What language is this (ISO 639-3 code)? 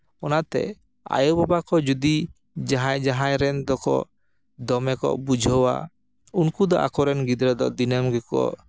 sat